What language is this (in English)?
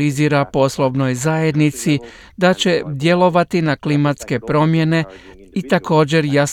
Croatian